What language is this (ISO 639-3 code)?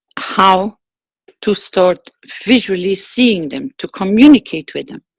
eng